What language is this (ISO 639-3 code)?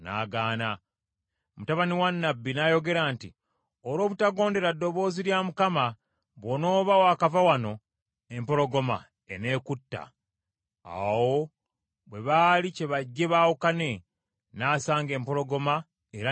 lug